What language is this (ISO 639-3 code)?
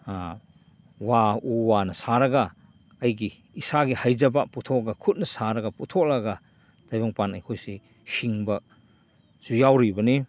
mni